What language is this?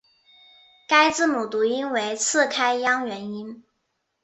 Chinese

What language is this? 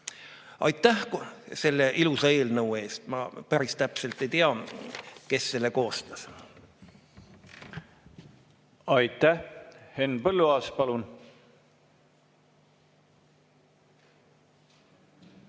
Estonian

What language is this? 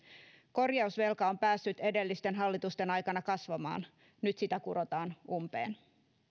Finnish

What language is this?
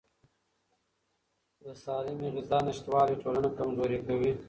Pashto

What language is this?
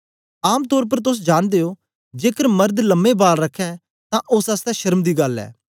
Dogri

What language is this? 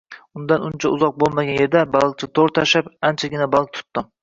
Uzbek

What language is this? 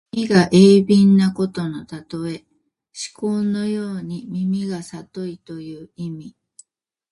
Japanese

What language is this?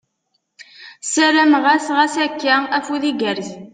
Kabyle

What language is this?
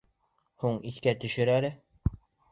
Bashkir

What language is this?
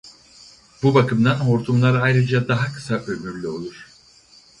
Turkish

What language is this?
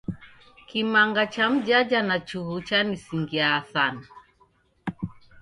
Taita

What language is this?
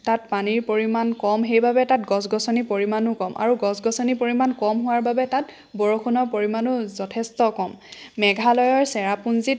Assamese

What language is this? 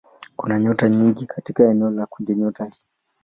Swahili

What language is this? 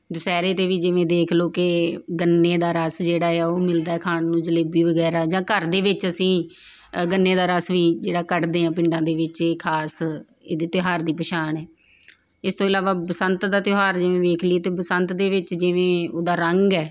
Punjabi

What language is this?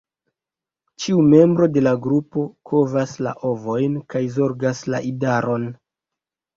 Esperanto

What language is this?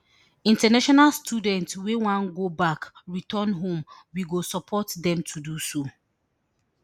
Nigerian Pidgin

